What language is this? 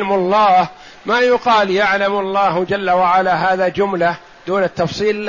Arabic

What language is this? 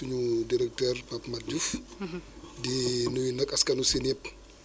Wolof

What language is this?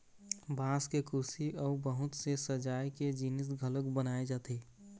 Chhattisgarhi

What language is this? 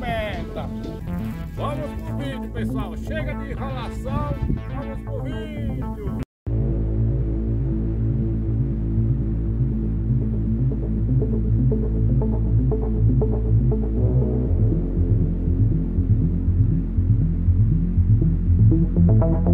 Portuguese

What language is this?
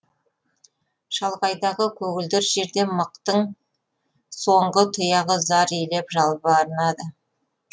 Kazakh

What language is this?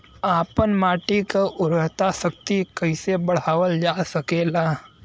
Bhojpuri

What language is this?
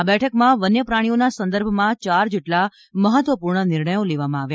Gujarati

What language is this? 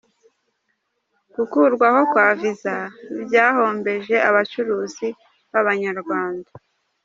Kinyarwanda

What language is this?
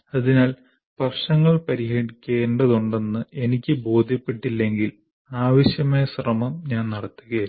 Malayalam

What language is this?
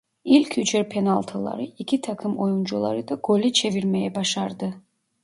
Turkish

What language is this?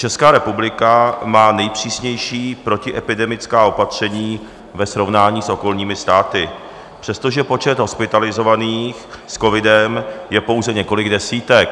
Czech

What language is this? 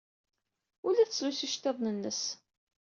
Kabyle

